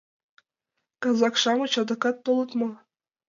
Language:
Mari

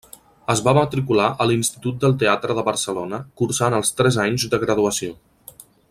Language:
Catalan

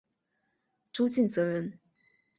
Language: Chinese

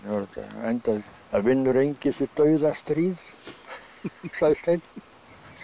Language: Icelandic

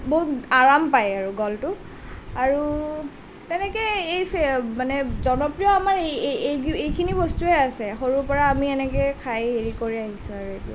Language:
Assamese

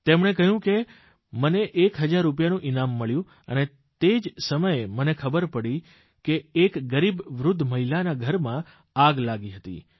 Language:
Gujarati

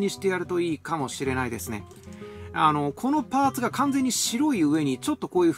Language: Japanese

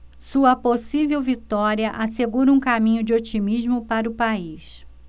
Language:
Portuguese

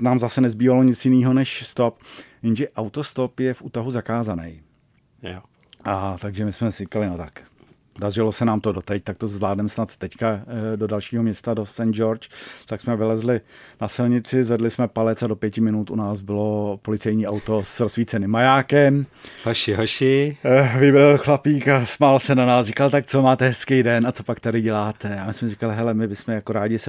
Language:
Czech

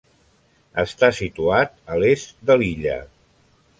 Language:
Catalan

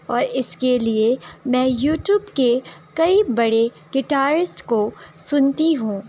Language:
Urdu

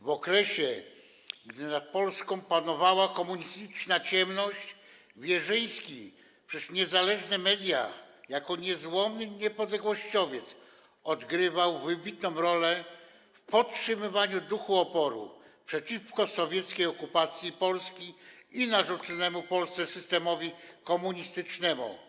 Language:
Polish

